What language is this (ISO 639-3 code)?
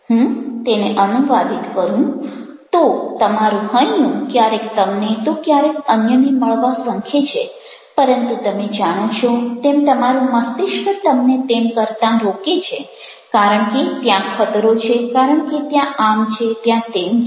guj